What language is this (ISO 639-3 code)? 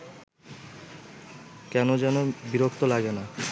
ben